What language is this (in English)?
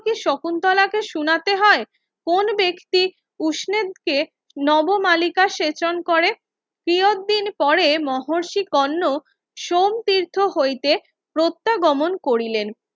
Bangla